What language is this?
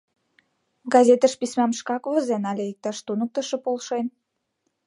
Mari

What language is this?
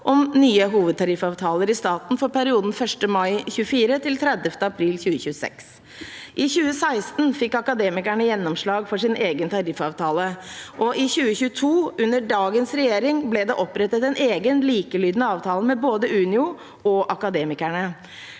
Norwegian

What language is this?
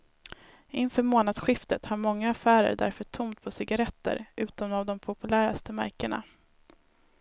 Swedish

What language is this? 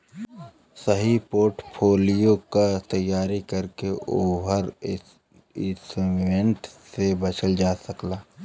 Bhojpuri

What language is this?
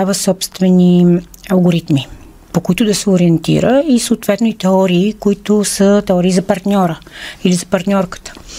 Bulgarian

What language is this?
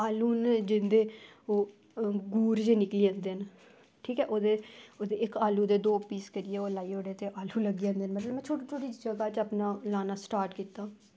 Dogri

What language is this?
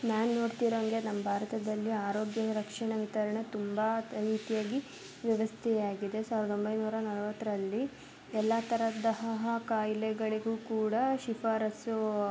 Kannada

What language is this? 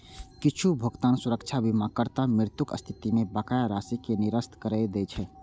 Maithili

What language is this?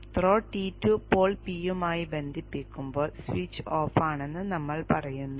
Malayalam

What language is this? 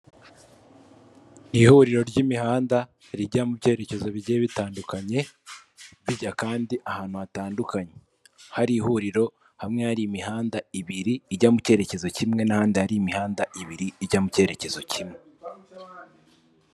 Kinyarwanda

